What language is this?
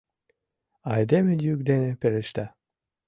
Mari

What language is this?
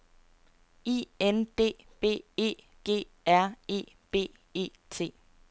Danish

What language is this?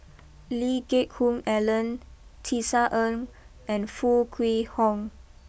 English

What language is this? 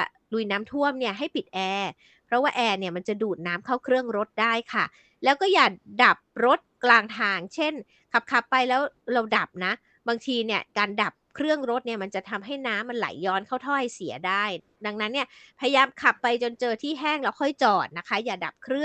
Thai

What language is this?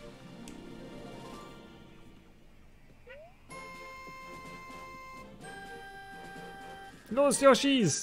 German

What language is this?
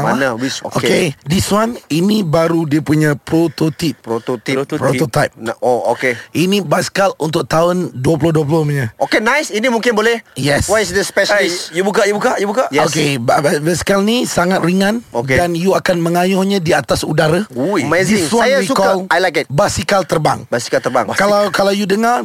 Malay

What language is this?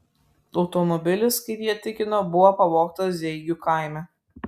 Lithuanian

